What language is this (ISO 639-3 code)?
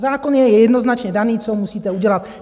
ces